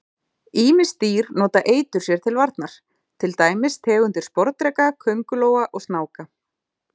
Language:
Icelandic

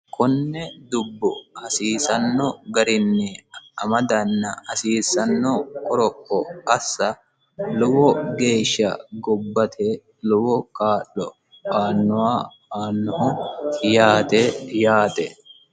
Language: Sidamo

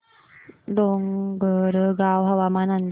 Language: Marathi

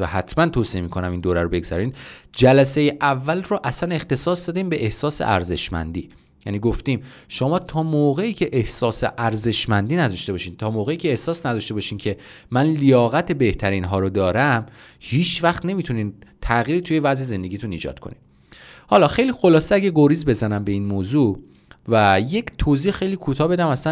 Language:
Persian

